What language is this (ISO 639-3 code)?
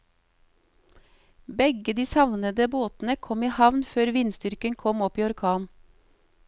nor